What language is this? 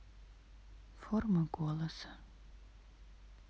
Russian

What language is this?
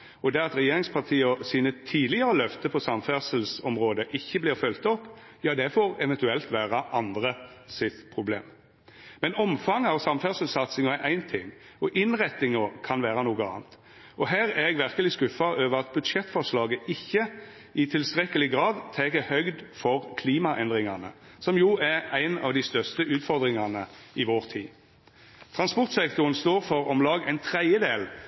Norwegian Nynorsk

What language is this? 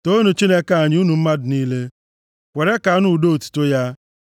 Igbo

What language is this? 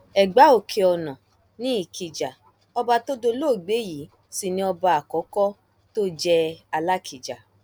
Yoruba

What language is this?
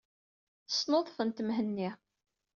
Kabyle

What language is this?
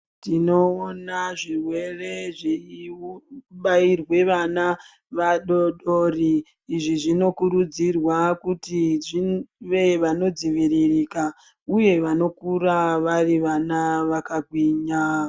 Ndau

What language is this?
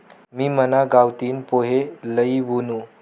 Marathi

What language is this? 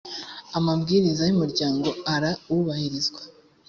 Kinyarwanda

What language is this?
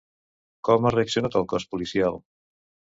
Catalan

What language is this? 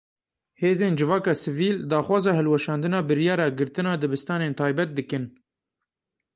Kurdish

